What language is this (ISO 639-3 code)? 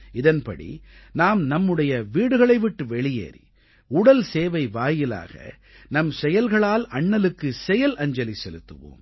tam